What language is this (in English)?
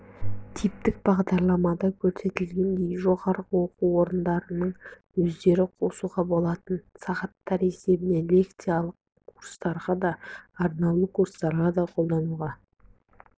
Kazakh